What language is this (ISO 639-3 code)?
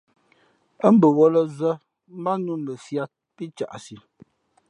fmp